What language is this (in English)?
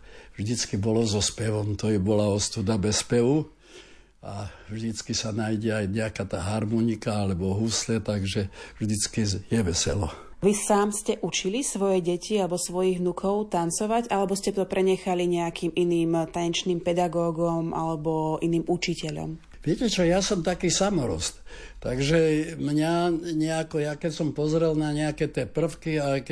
Slovak